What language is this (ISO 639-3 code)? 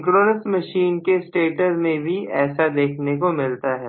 hin